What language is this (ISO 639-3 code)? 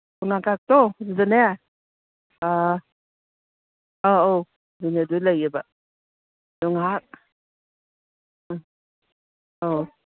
mni